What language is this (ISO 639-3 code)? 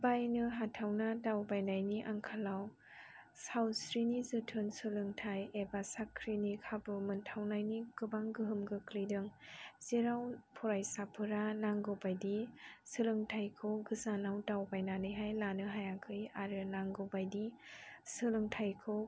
brx